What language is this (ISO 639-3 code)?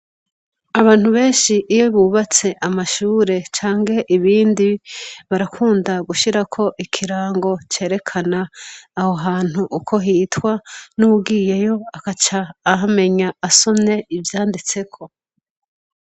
run